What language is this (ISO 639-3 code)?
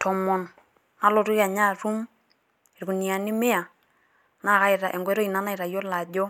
mas